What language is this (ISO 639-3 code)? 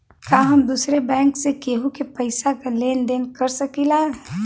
bho